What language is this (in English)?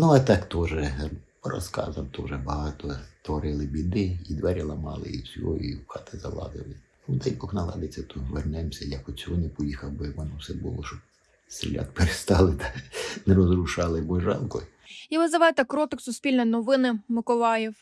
Ukrainian